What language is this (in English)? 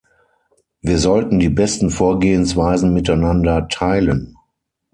German